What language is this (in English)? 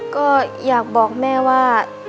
Thai